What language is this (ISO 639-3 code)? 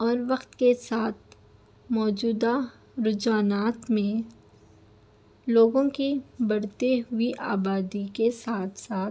urd